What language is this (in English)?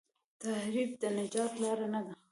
Pashto